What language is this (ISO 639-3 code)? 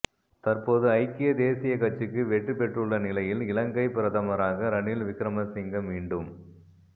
tam